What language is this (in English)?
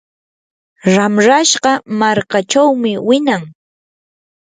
Yanahuanca Pasco Quechua